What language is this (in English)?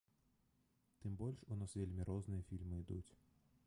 Belarusian